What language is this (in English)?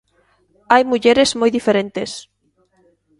Galician